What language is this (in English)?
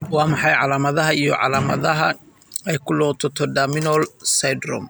Somali